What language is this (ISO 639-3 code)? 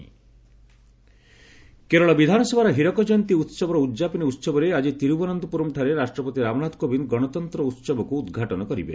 ori